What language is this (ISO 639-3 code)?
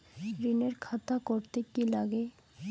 ben